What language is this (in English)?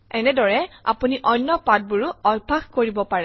Assamese